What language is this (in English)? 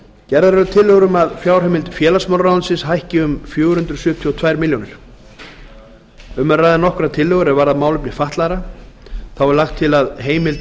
Icelandic